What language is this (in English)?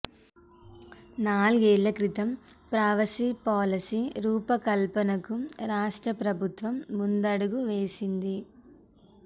Telugu